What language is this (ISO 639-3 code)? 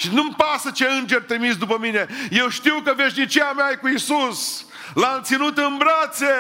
ron